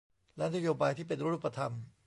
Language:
Thai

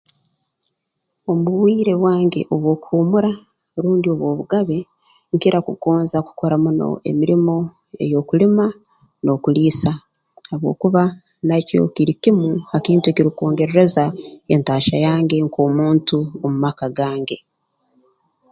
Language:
Tooro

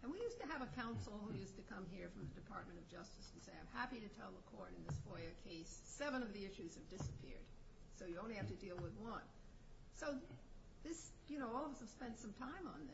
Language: English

